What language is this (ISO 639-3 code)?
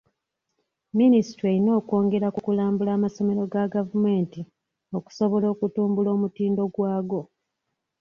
lug